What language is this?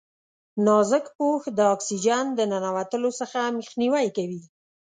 Pashto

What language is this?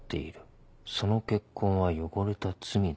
Japanese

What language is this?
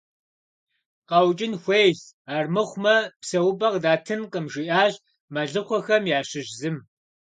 Kabardian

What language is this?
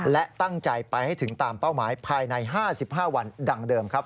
Thai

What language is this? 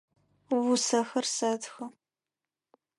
Adyghe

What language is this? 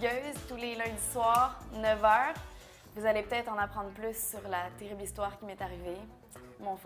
French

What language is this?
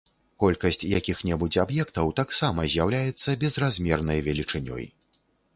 Belarusian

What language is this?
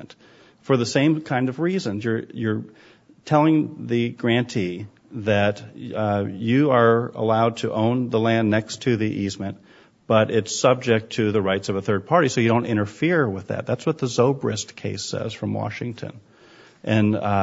English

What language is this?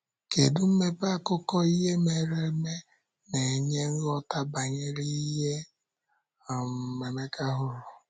Igbo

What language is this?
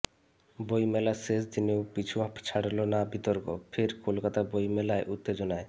Bangla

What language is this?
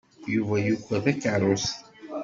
Kabyle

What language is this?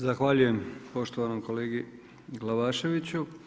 Croatian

